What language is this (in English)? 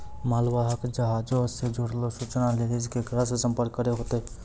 Maithili